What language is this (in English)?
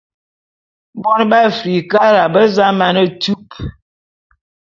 Bulu